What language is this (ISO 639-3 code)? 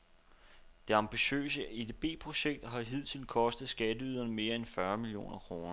dan